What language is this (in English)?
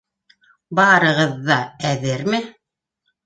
Bashkir